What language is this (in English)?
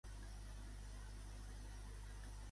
Catalan